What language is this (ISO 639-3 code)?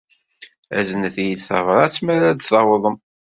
kab